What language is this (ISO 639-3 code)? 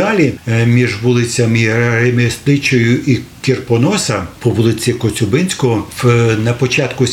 ukr